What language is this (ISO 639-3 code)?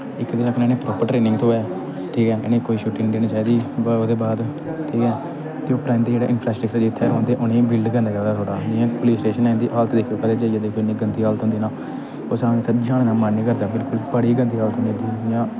doi